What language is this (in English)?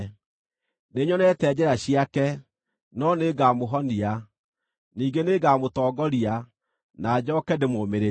Kikuyu